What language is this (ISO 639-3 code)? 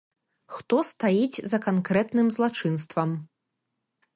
bel